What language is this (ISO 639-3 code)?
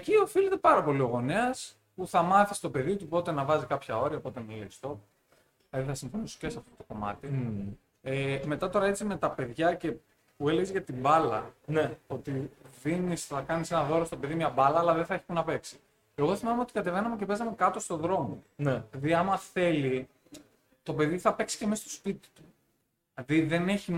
ell